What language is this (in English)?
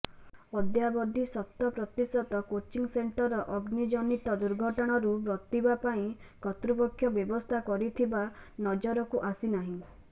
Odia